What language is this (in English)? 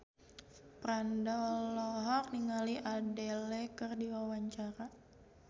Sundanese